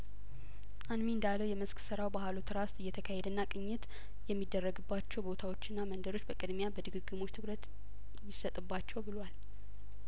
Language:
Amharic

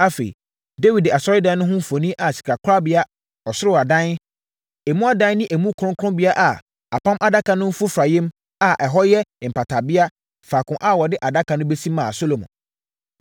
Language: Akan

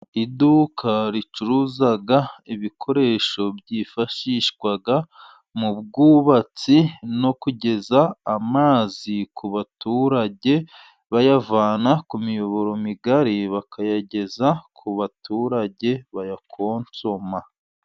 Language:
Kinyarwanda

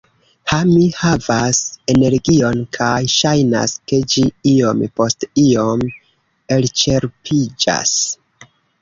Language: Esperanto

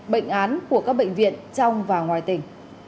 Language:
Vietnamese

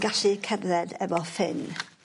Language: Welsh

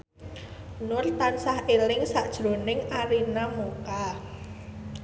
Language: Javanese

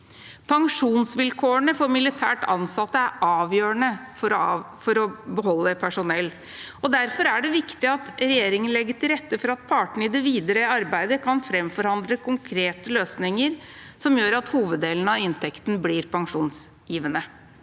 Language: Norwegian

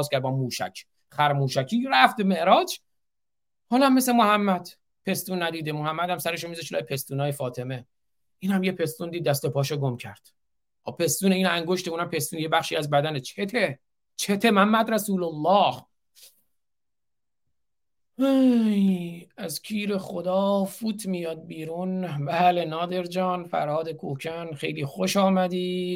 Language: Persian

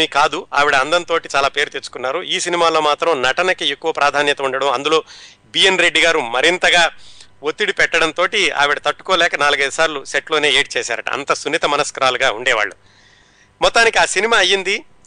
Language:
Telugu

